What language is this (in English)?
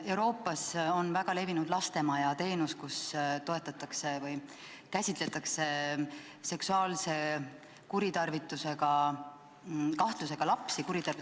Estonian